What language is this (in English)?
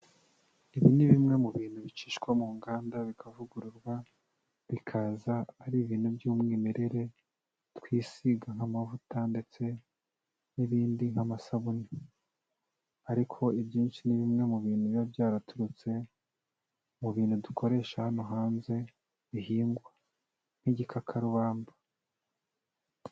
Kinyarwanda